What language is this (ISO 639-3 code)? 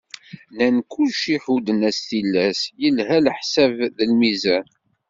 kab